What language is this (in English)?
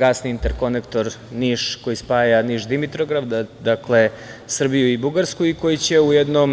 Serbian